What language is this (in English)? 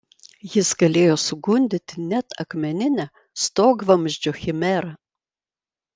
Lithuanian